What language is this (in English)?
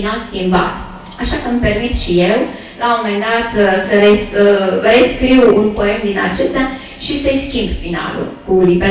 Romanian